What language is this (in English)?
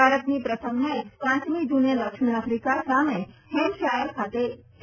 Gujarati